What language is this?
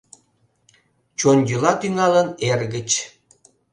Mari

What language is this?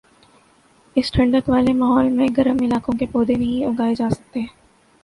Urdu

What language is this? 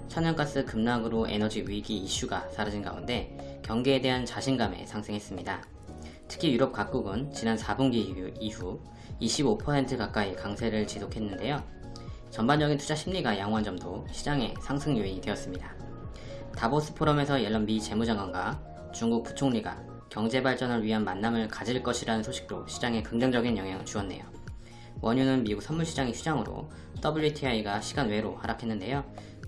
Korean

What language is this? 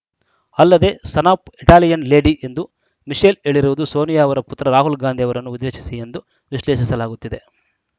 Kannada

